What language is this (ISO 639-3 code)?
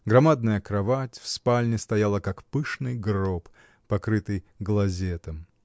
rus